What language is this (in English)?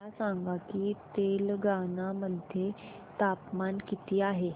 Marathi